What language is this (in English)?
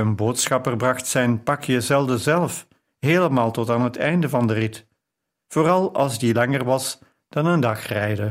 Dutch